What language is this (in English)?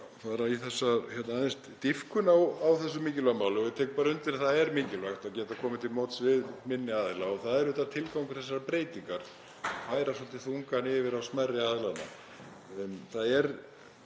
Icelandic